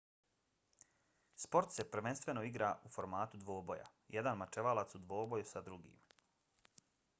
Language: Bosnian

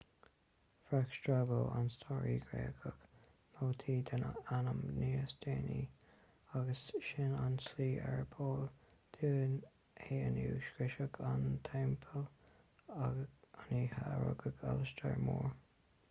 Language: Irish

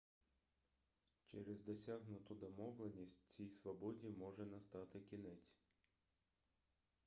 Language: Ukrainian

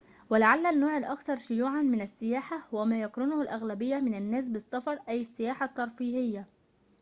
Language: Arabic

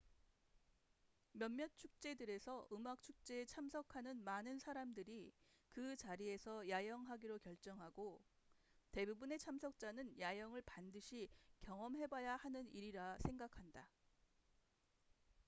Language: Korean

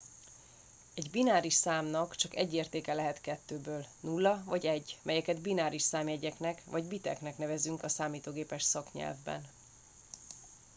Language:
Hungarian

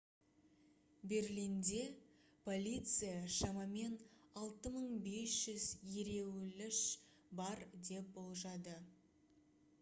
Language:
Kazakh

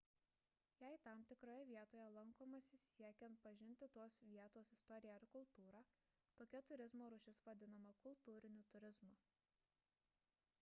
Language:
Lithuanian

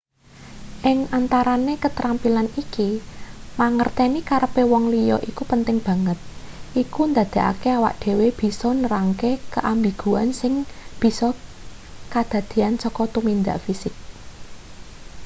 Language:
Javanese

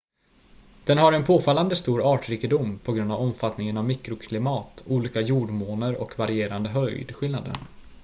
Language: Swedish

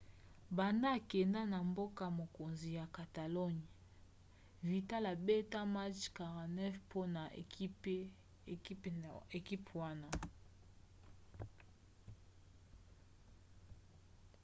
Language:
Lingala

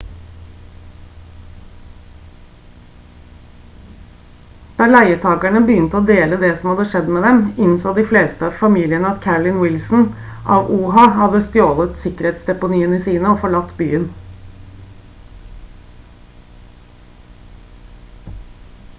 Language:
Norwegian Bokmål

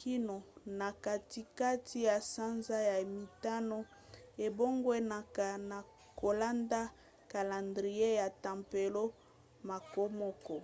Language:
Lingala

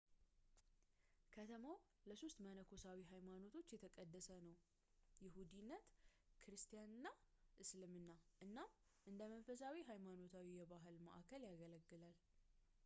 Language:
Amharic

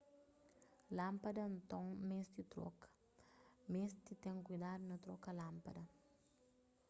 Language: Kabuverdianu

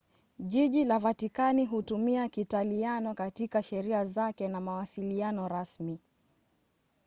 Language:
Swahili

